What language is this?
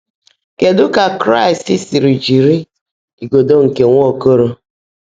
Igbo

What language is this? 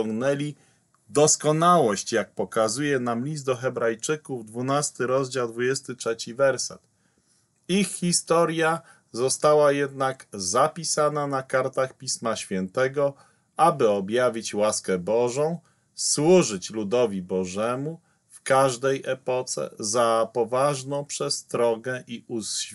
Polish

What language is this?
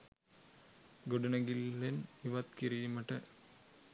Sinhala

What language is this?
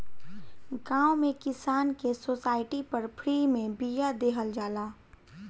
Bhojpuri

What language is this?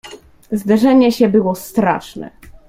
Polish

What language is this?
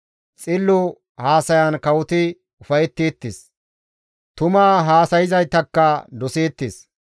Gamo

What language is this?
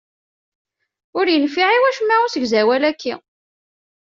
Kabyle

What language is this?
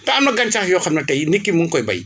Wolof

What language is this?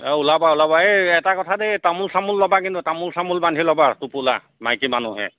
Assamese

